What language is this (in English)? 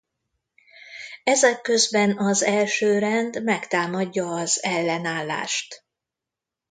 Hungarian